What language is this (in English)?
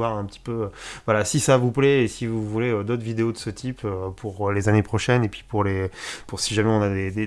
French